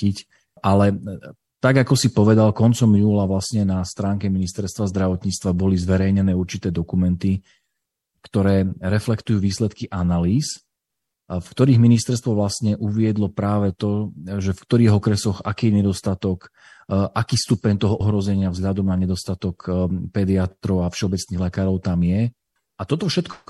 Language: Slovak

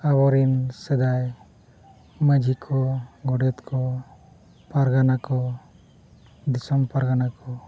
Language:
Santali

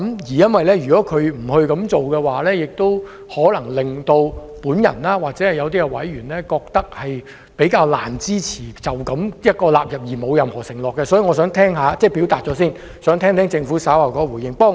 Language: Cantonese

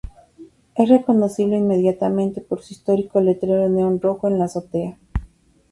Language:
Spanish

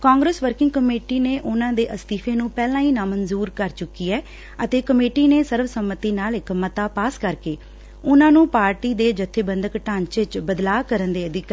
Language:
Punjabi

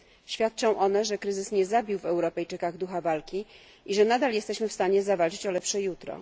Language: Polish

